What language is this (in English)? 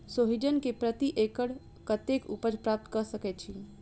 Maithili